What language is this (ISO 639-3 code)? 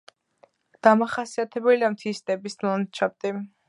kat